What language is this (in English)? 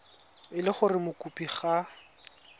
Tswana